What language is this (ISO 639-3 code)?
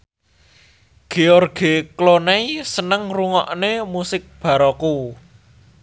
jav